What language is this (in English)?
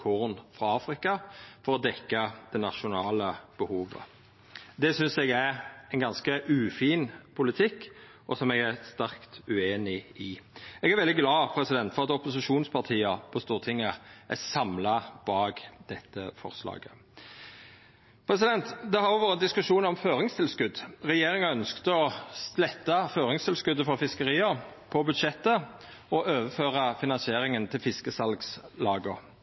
Norwegian Nynorsk